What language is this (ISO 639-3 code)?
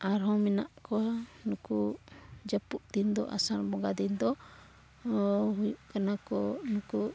sat